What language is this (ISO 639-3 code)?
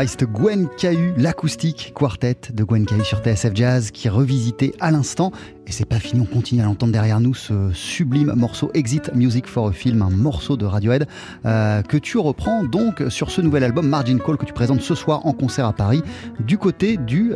fra